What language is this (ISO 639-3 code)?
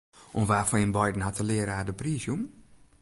fry